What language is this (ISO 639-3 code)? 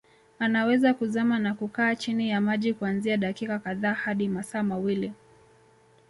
swa